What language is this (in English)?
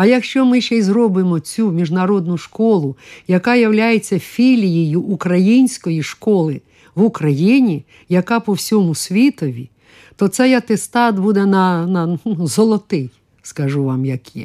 Ukrainian